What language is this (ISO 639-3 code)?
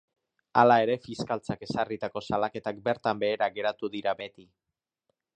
eus